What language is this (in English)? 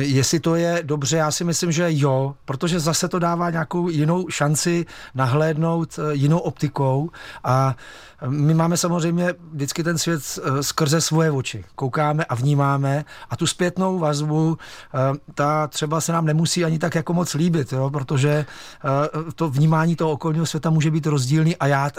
Czech